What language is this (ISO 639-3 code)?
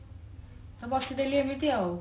ori